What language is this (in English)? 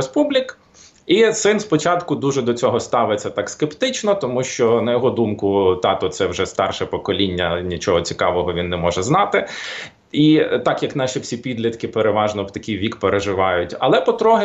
Ukrainian